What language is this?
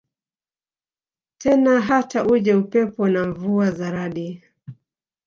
Swahili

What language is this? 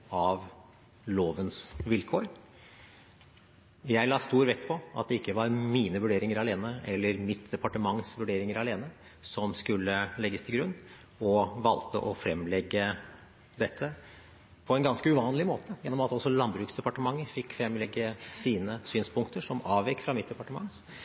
Norwegian Bokmål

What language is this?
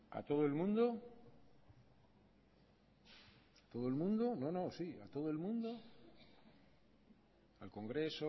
Spanish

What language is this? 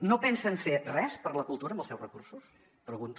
Catalan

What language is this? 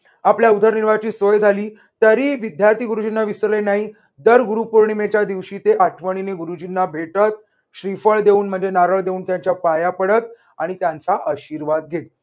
Marathi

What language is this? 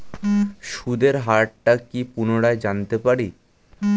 Bangla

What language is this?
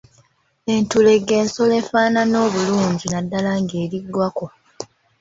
Ganda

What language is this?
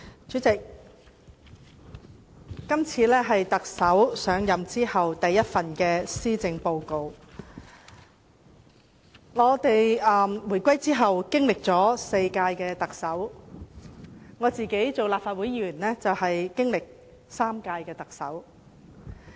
Cantonese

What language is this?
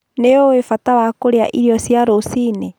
Kikuyu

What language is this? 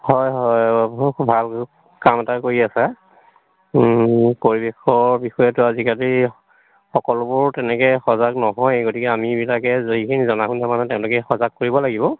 Assamese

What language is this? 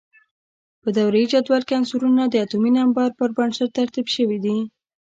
Pashto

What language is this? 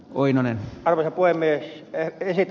Finnish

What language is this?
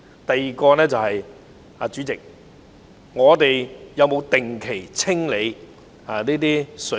Cantonese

